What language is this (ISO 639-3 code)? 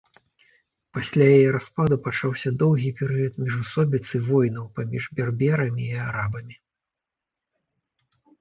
bel